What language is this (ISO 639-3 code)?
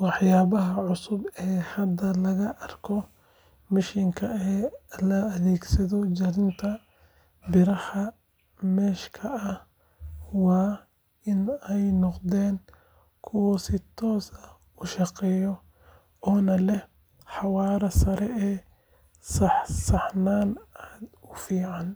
som